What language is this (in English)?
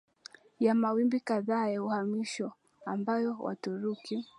Swahili